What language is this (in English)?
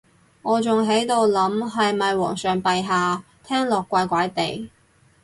Cantonese